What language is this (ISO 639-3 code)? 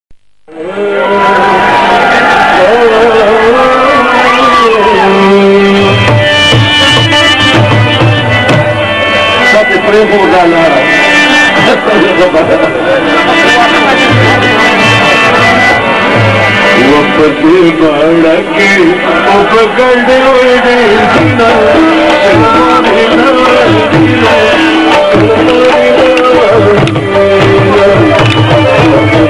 ara